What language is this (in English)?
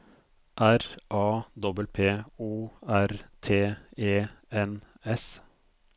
Norwegian